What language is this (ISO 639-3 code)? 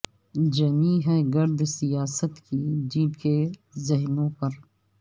urd